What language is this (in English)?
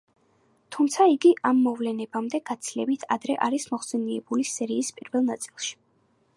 Georgian